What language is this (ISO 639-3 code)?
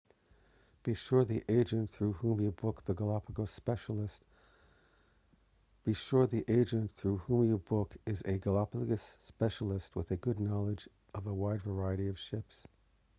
eng